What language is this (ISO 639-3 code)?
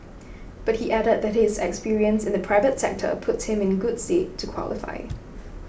eng